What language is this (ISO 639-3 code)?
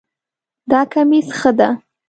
pus